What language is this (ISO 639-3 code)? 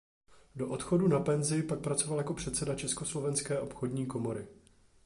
ces